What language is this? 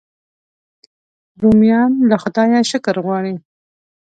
Pashto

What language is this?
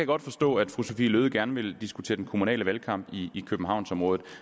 Danish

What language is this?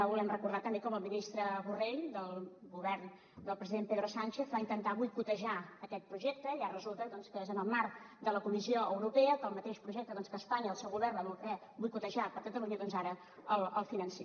Catalan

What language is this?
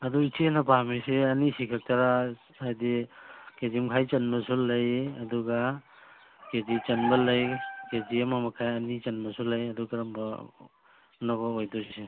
Manipuri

